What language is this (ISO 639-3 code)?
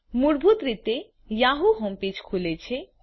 guj